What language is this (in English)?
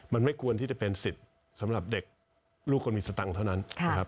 Thai